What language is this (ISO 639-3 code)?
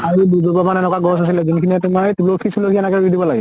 asm